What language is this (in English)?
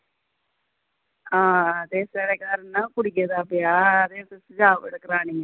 Dogri